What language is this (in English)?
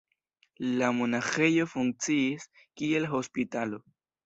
Esperanto